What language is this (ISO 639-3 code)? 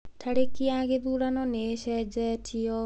kik